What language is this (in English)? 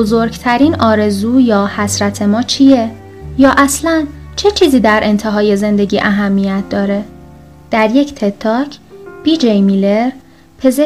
Persian